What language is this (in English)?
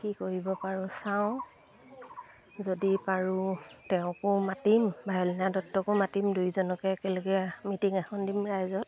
Assamese